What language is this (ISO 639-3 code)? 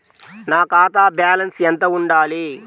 tel